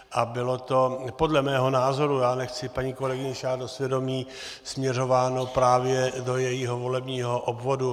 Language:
Czech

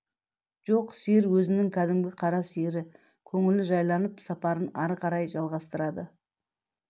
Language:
Kazakh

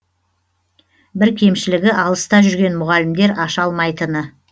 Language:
Kazakh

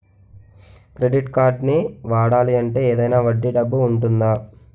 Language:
Telugu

